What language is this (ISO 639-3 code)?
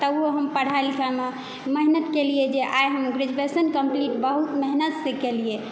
mai